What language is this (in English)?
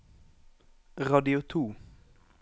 Norwegian